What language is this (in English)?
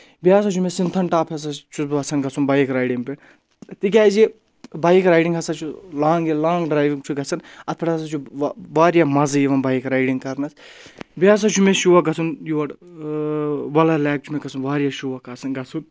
Kashmiri